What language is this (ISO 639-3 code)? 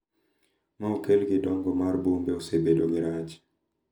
luo